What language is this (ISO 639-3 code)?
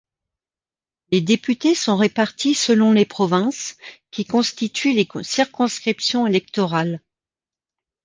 fra